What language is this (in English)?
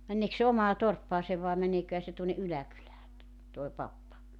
Finnish